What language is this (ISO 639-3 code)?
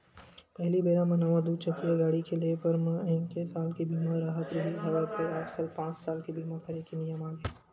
hne